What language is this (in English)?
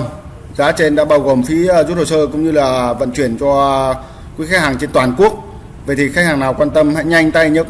Vietnamese